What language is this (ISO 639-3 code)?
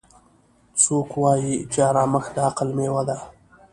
pus